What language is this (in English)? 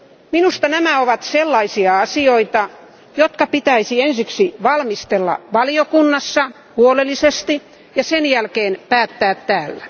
Finnish